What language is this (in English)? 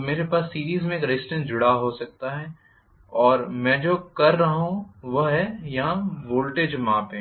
Hindi